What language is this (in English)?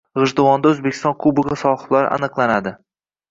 Uzbek